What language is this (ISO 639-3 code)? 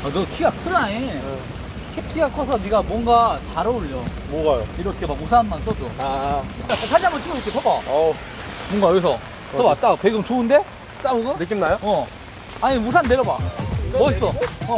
kor